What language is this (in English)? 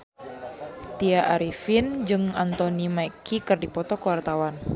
Sundanese